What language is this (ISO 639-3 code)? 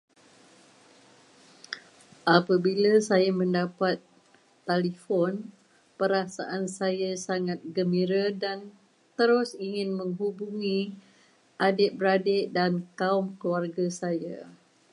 msa